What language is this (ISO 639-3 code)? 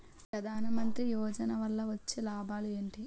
tel